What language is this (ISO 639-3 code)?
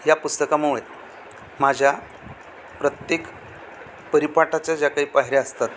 mar